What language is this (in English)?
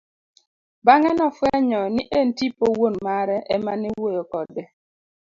Luo (Kenya and Tanzania)